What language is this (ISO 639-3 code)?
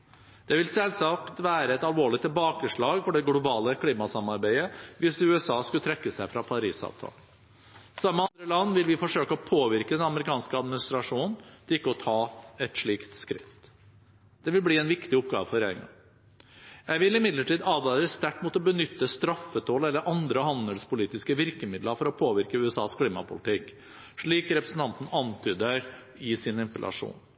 nob